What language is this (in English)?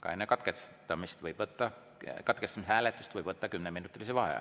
Estonian